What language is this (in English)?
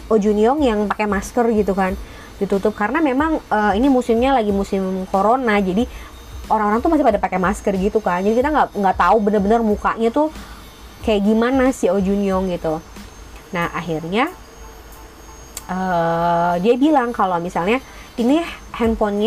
Indonesian